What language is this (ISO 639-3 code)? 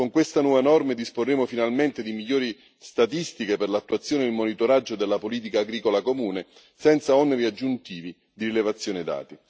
ita